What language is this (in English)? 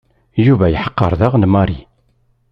Kabyle